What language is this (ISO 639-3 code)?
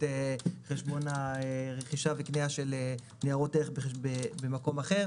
heb